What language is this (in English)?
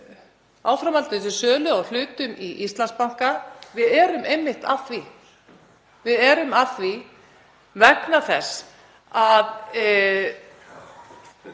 Icelandic